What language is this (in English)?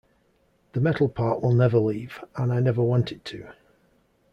English